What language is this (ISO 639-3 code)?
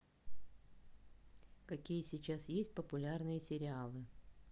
rus